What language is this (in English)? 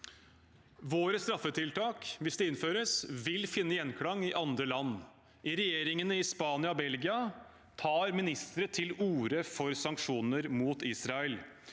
Norwegian